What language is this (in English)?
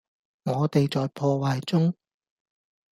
Cantonese